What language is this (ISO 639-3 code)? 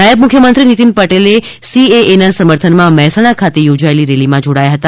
guj